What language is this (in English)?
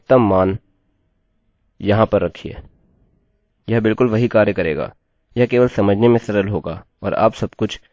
Hindi